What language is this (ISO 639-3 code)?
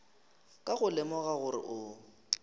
nso